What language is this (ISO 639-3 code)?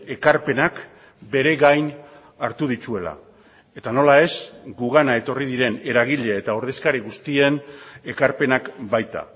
eus